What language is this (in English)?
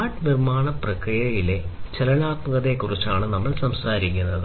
Malayalam